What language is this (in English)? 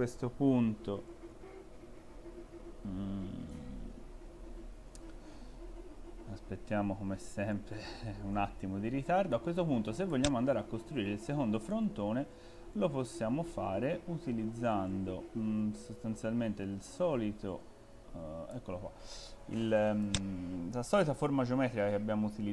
Italian